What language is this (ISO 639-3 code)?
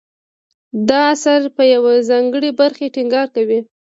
pus